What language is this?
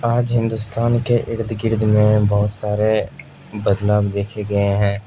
Urdu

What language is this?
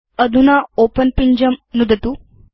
Sanskrit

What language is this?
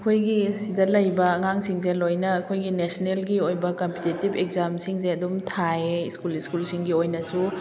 Manipuri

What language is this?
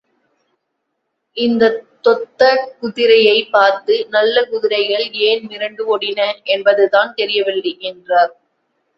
Tamil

